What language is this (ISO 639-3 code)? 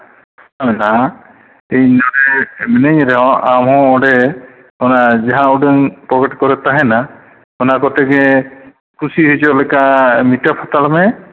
sat